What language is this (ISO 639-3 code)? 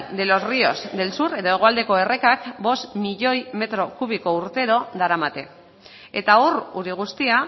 eus